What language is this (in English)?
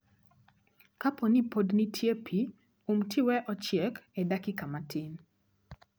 Luo (Kenya and Tanzania)